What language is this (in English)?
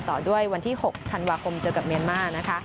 Thai